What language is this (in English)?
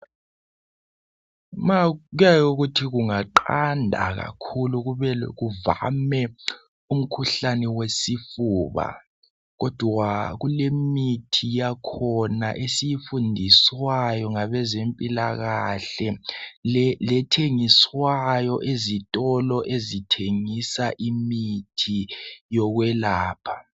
North Ndebele